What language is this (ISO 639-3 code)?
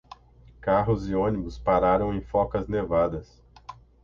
por